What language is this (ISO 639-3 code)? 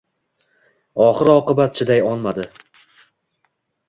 uzb